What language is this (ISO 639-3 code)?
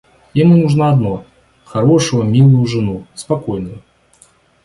rus